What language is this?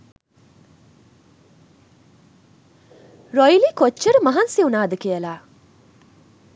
Sinhala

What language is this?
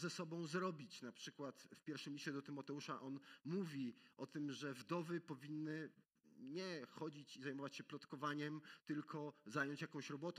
Polish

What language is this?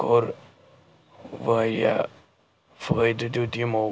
Kashmiri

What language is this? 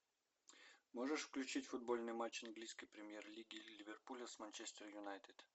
Russian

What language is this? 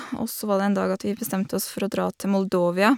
Norwegian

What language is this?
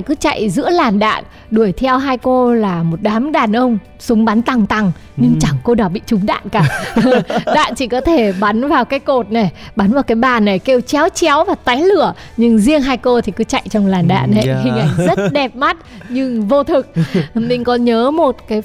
Vietnamese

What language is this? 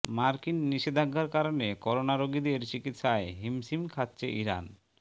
Bangla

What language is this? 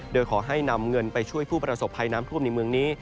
Thai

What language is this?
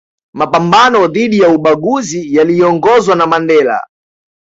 Swahili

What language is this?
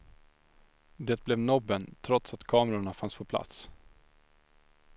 Swedish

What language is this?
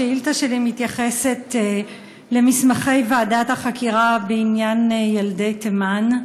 Hebrew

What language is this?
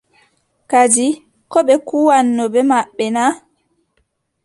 Adamawa Fulfulde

